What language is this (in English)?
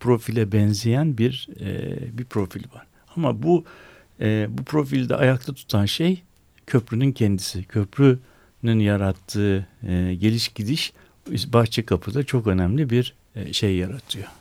Turkish